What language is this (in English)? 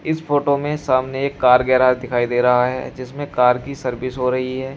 Hindi